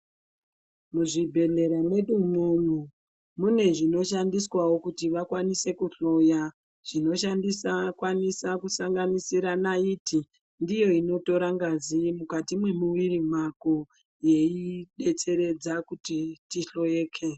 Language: Ndau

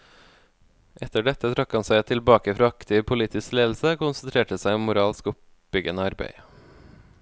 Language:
Norwegian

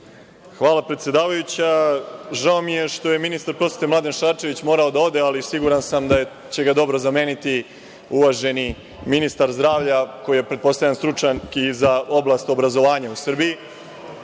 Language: Serbian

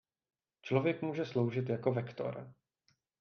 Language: Czech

